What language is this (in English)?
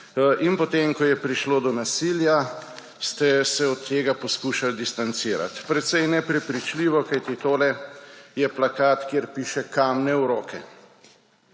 Slovenian